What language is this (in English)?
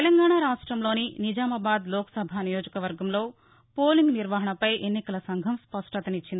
Telugu